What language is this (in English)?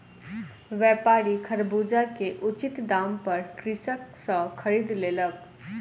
Maithili